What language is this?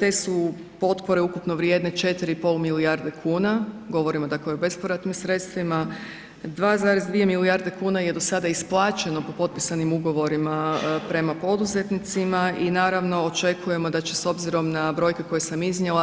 Croatian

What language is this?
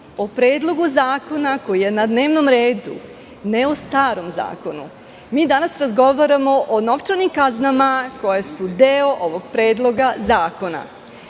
Serbian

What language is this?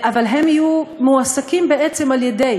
Hebrew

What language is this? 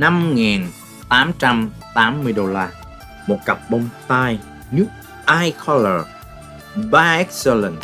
Vietnamese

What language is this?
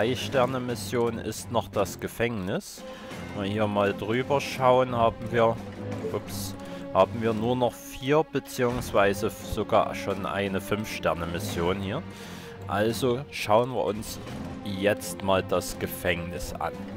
German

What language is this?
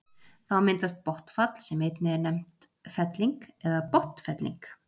Icelandic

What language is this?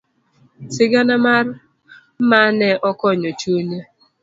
Luo (Kenya and Tanzania)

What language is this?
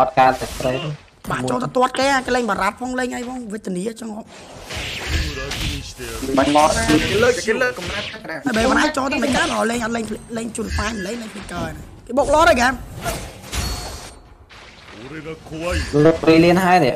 Thai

